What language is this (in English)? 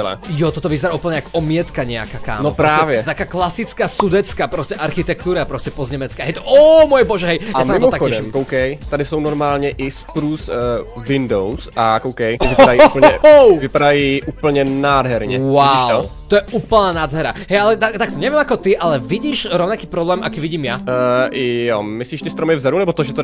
Czech